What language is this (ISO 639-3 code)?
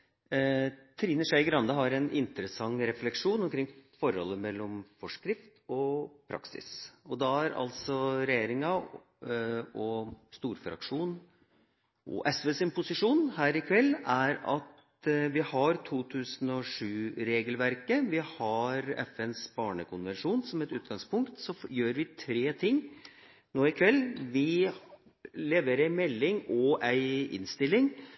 nob